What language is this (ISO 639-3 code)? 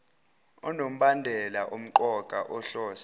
zul